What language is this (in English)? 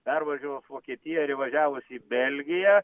Lithuanian